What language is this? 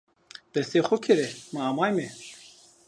Zaza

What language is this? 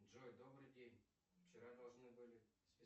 Russian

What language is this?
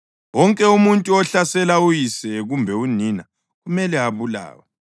North Ndebele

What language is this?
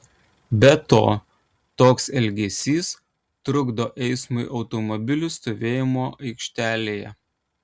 Lithuanian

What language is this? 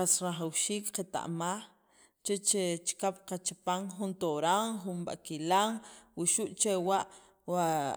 Sacapulteco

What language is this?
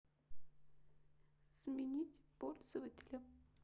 Russian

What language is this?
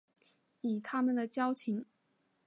Chinese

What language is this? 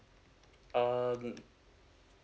English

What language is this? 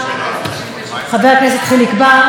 Hebrew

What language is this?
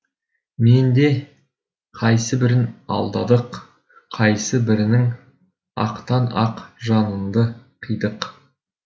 Kazakh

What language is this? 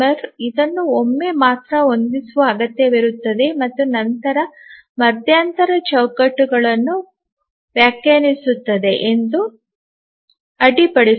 Kannada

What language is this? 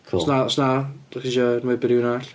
Welsh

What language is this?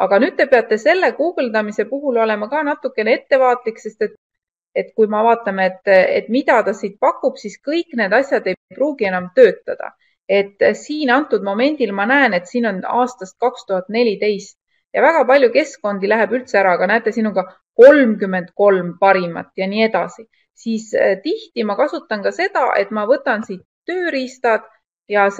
Finnish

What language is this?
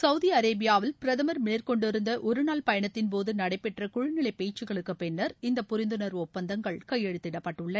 Tamil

